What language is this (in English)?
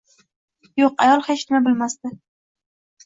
Uzbek